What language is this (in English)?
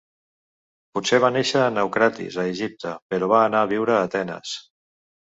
Catalan